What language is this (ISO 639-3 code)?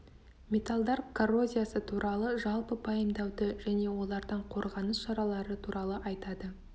kaz